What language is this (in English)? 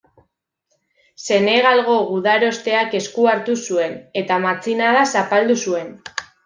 Basque